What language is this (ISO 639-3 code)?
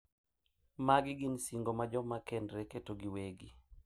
luo